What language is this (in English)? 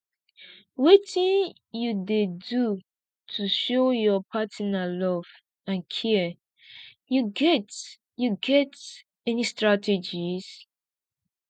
Nigerian Pidgin